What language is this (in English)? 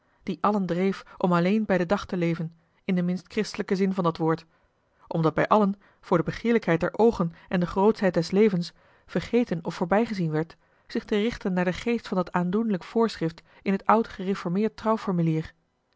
Dutch